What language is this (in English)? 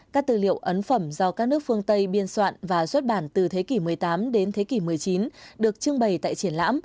Vietnamese